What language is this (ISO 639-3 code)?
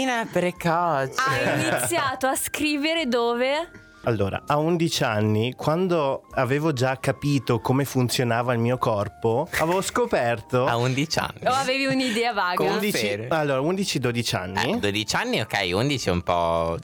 ita